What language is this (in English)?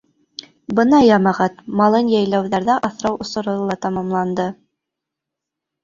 Bashkir